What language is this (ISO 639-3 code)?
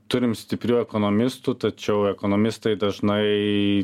lit